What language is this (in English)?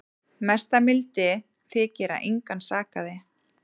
Icelandic